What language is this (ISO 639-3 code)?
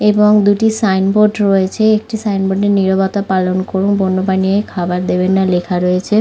ben